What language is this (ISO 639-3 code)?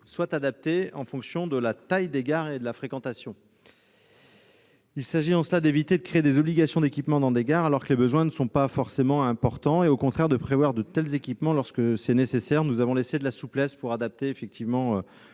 fra